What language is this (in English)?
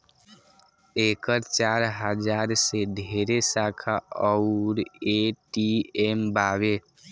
Bhojpuri